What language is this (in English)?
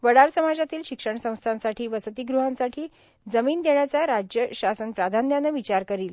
Marathi